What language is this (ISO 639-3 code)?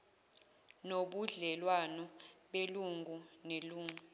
zul